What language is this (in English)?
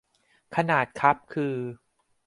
Thai